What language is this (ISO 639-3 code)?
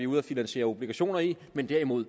dan